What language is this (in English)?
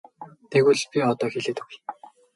Mongolian